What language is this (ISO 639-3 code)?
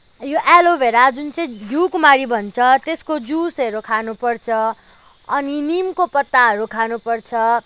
nep